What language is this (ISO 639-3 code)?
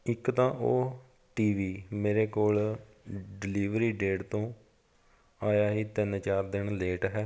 pan